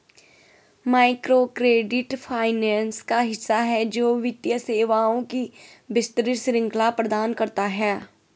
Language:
Hindi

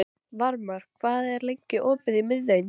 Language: Icelandic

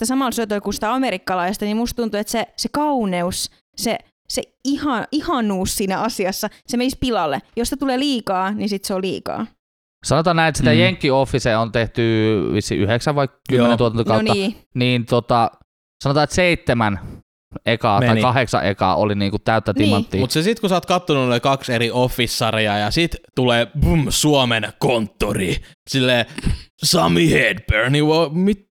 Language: Finnish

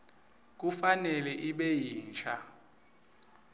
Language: Swati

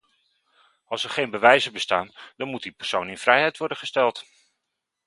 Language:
Dutch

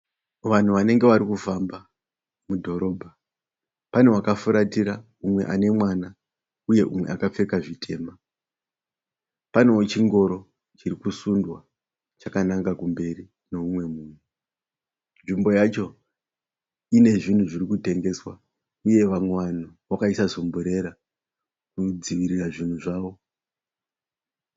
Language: Shona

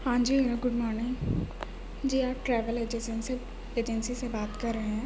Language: Urdu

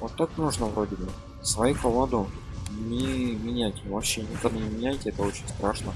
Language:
Russian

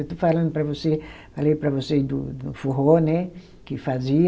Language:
Portuguese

